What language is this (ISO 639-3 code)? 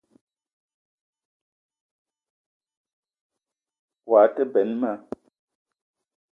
eto